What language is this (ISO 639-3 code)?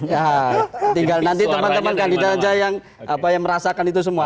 ind